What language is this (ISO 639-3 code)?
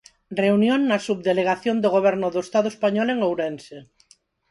glg